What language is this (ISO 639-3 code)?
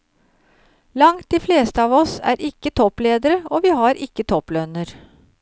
nor